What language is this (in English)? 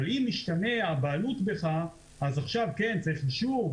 Hebrew